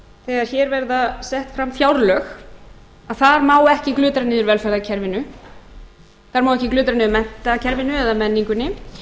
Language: Icelandic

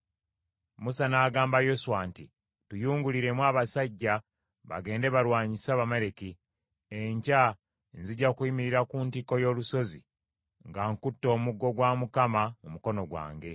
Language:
Ganda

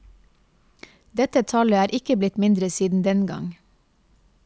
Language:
Norwegian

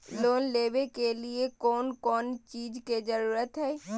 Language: Magahi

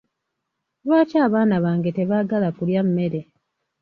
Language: Ganda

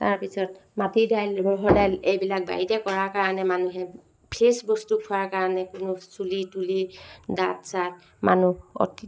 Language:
Assamese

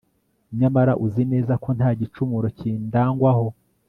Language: Kinyarwanda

